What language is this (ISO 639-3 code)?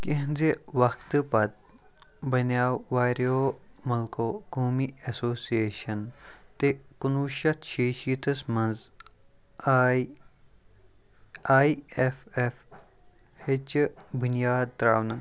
kas